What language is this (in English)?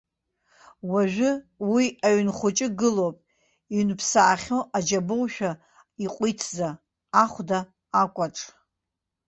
Abkhazian